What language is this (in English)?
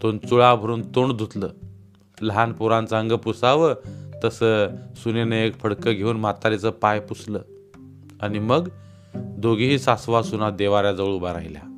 Marathi